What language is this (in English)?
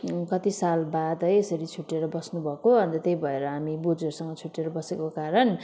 Nepali